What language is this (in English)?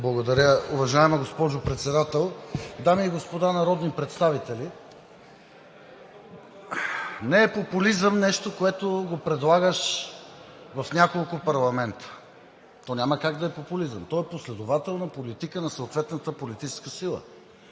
Bulgarian